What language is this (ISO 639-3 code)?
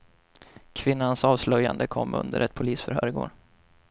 swe